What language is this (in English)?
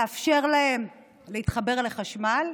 Hebrew